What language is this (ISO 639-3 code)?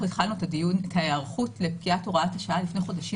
heb